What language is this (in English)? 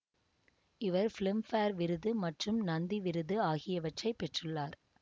Tamil